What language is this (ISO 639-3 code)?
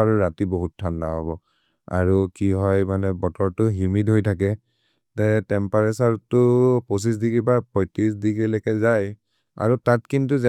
mrr